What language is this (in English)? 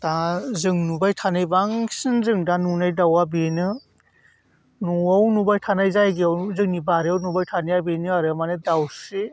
Bodo